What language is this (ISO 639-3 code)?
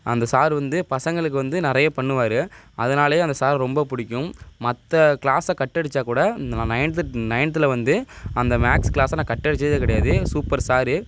tam